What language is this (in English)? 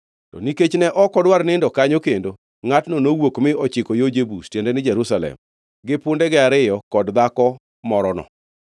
Luo (Kenya and Tanzania)